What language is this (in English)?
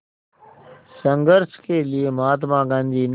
Hindi